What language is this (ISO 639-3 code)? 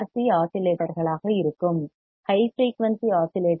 tam